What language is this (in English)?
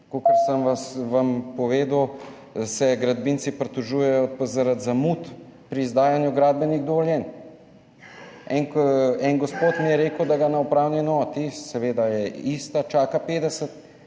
Slovenian